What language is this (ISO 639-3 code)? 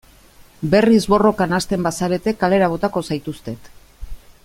eus